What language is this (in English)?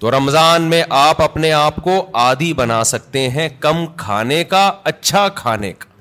Urdu